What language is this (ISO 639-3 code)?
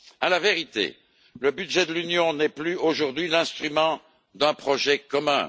fra